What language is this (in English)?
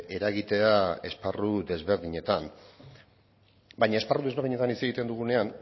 Basque